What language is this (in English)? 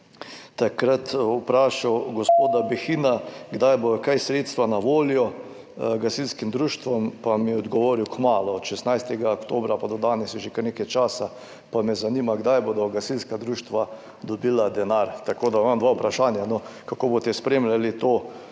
Slovenian